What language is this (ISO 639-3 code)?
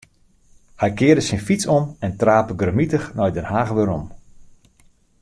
fry